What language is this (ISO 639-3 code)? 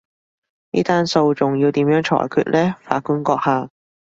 yue